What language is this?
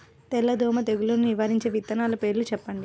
Telugu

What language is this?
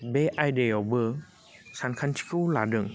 Bodo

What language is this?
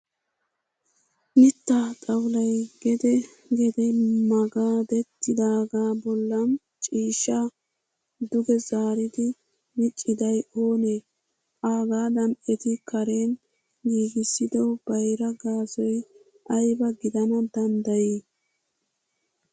Wolaytta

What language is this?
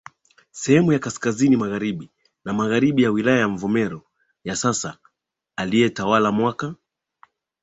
Swahili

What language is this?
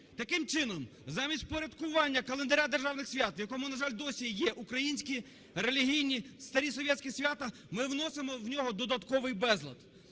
Ukrainian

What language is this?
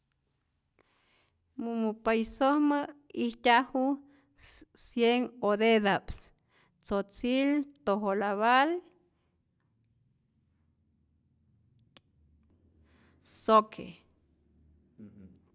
Rayón Zoque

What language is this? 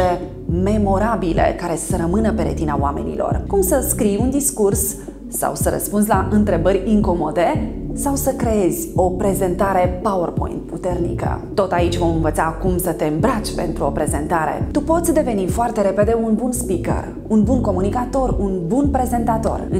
Romanian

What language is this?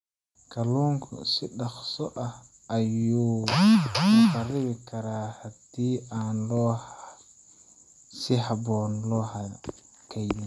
Somali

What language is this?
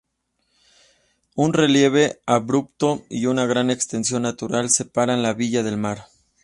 Spanish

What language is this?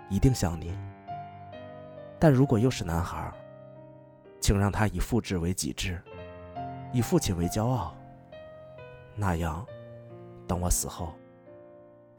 Chinese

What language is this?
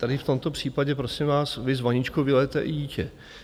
Czech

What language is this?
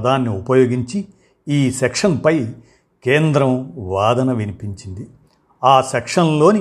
Telugu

